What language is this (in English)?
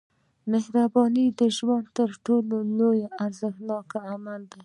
Pashto